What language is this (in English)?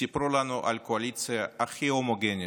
Hebrew